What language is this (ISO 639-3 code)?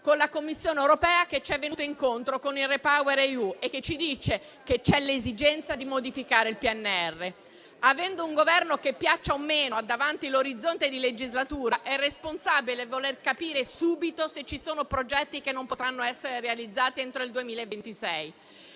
ita